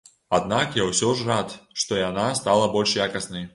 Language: Belarusian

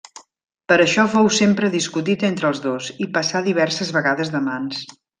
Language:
Catalan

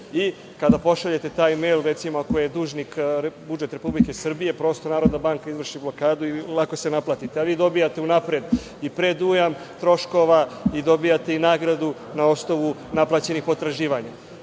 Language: Serbian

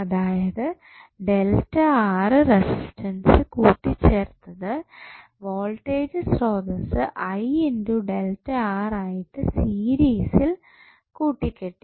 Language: Malayalam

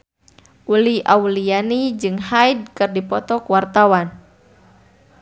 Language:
Sundanese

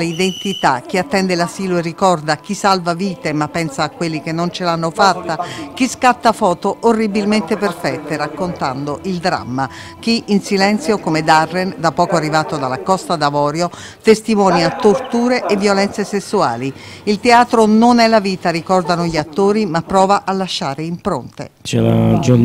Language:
Italian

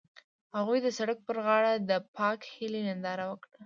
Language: Pashto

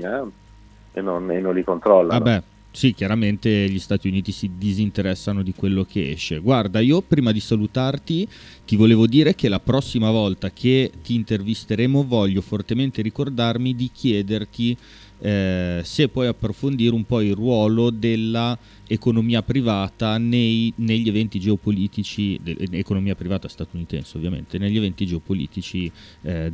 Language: Italian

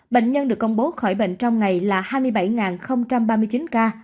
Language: Vietnamese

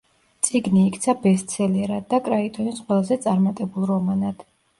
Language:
Georgian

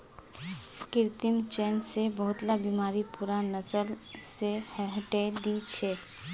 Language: Magahi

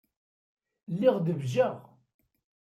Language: Kabyle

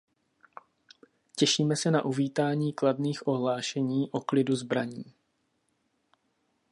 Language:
Czech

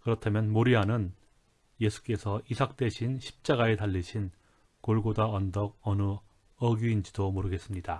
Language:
Korean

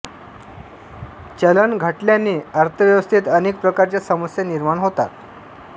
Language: Marathi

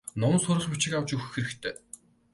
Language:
Mongolian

